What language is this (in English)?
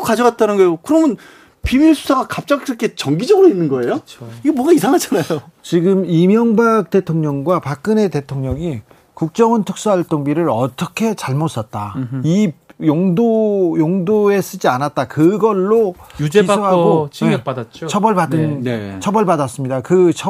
Korean